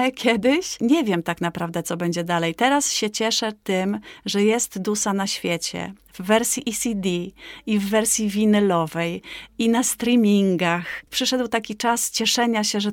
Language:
Polish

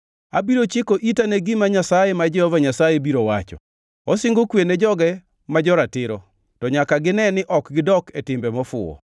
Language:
Luo (Kenya and Tanzania)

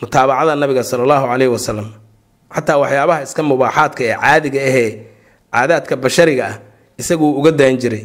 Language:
Arabic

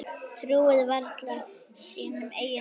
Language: Icelandic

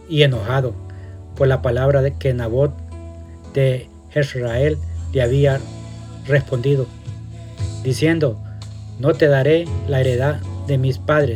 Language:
Spanish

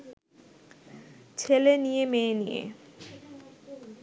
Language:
Bangla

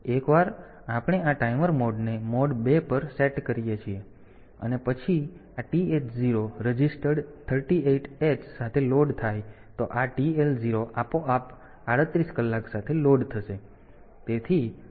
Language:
Gujarati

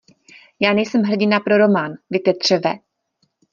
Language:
Czech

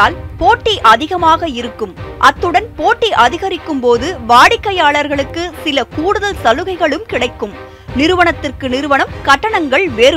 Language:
Tamil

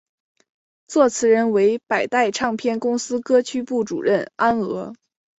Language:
Chinese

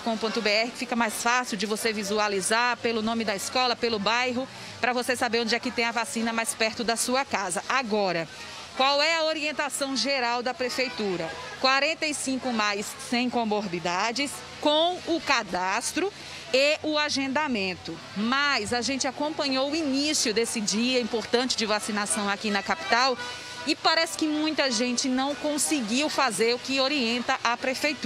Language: Portuguese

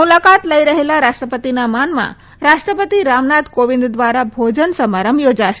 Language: Gujarati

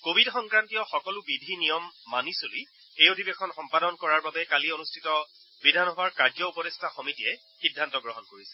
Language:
Assamese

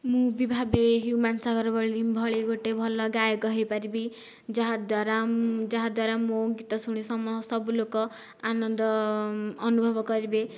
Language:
Odia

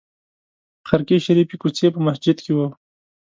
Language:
Pashto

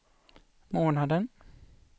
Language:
Swedish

